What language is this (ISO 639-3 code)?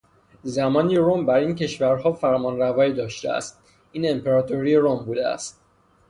fas